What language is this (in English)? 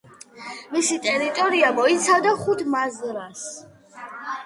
Georgian